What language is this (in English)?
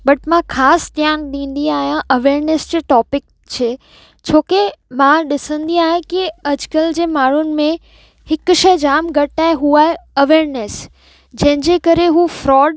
Sindhi